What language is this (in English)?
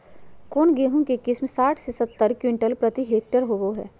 Magahi